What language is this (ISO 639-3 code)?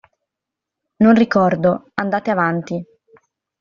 ita